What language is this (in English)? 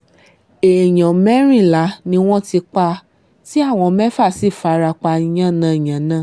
Yoruba